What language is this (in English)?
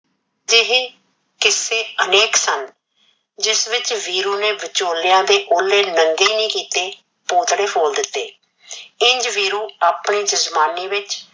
Punjabi